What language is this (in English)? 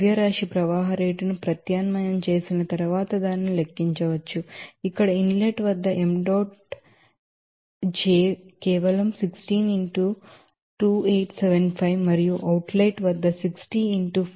Telugu